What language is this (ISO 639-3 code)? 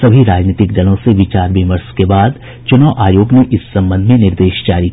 hin